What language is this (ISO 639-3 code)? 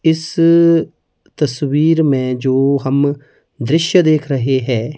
hin